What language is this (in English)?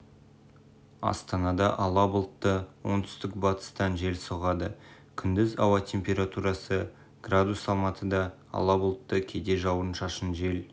Kazakh